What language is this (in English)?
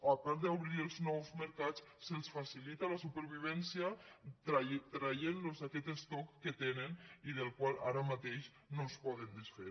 Catalan